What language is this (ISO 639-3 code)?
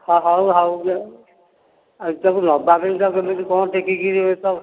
ori